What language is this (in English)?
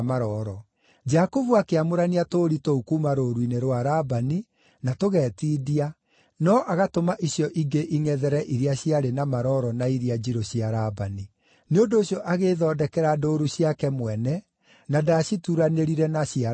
Kikuyu